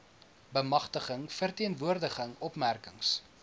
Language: Afrikaans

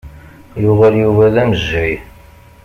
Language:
Kabyle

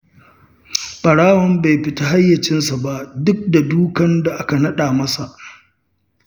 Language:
Hausa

